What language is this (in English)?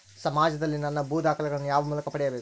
Kannada